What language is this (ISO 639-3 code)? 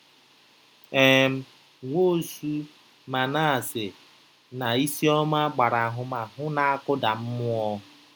ibo